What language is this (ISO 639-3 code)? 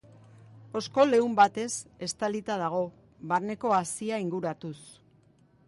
eus